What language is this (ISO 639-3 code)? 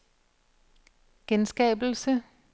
dan